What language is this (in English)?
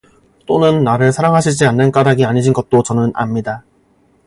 Korean